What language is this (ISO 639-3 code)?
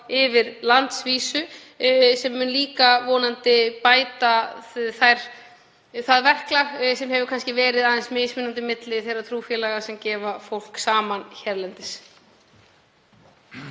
isl